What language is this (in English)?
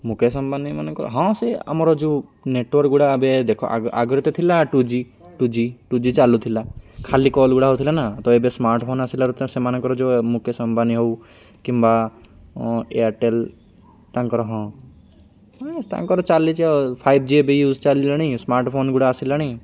Odia